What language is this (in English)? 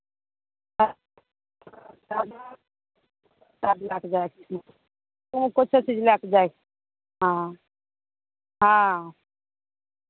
Maithili